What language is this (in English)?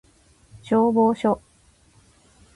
Japanese